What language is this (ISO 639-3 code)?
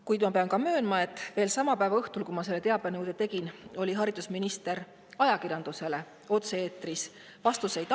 est